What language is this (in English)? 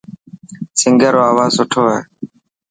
Dhatki